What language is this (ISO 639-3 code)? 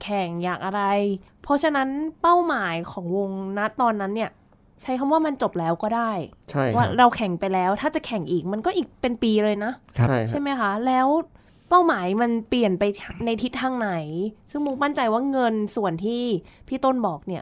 tha